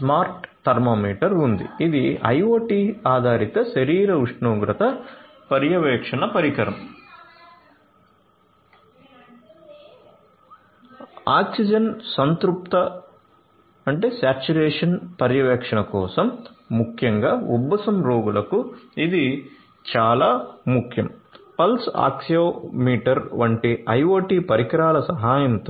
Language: Telugu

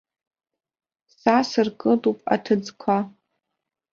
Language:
Abkhazian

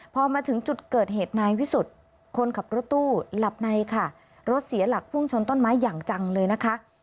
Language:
Thai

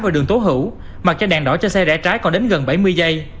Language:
Vietnamese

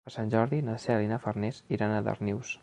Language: Catalan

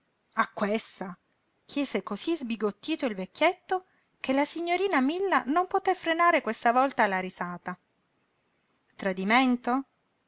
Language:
Italian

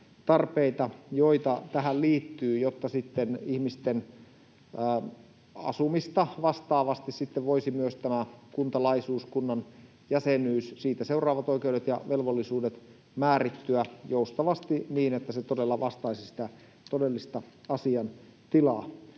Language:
Finnish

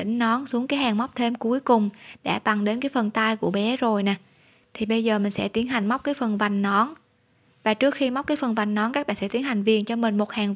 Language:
Vietnamese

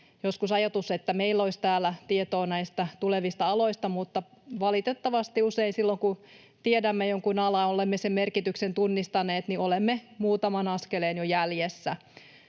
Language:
Finnish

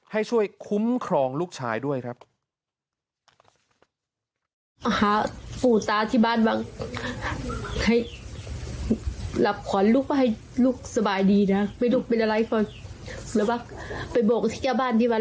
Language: Thai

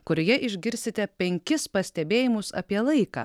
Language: Lithuanian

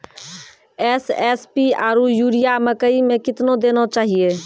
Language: Maithili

